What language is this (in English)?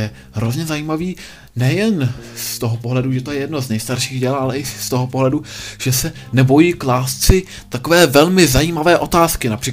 Czech